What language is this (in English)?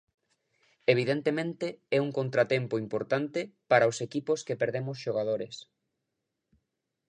Galician